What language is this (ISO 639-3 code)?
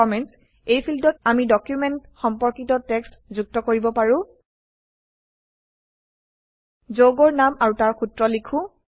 asm